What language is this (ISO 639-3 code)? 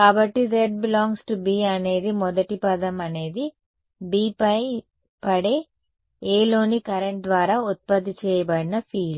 tel